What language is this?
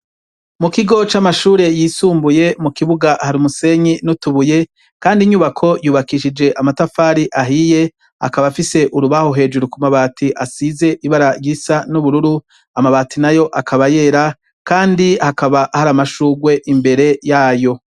Rundi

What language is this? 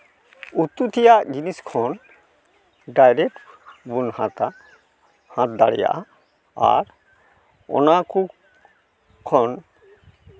Santali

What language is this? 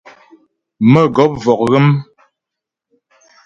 Ghomala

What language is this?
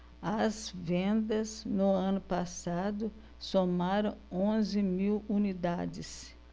Portuguese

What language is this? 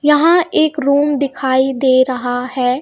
Hindi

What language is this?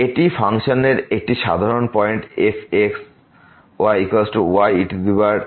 Bangla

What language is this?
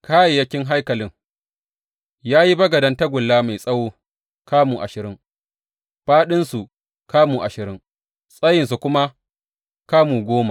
Hausa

